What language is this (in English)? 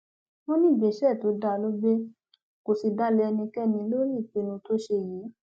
Yoruba